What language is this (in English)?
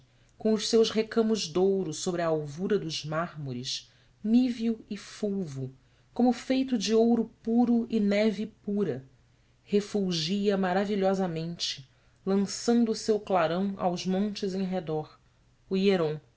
Portuguese